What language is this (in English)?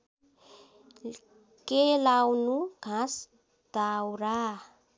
Nepali